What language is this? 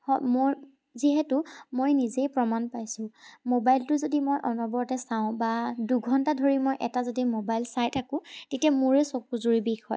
Assamese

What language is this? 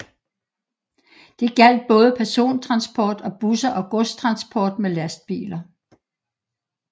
Danish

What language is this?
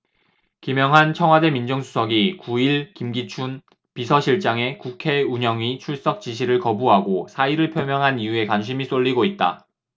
Korean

